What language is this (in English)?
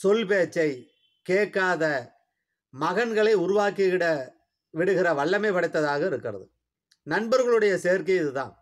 Thai